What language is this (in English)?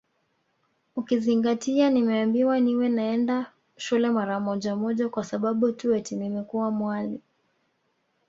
Swahili